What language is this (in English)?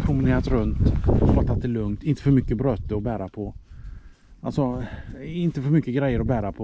Swedish